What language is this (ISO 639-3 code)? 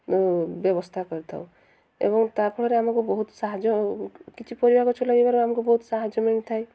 ori